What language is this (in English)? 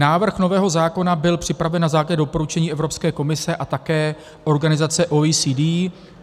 Czech